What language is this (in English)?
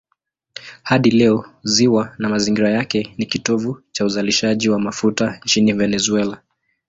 Swahili